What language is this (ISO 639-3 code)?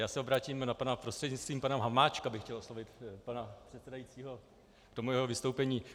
ces